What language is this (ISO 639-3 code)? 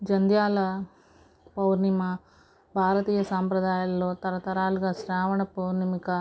tel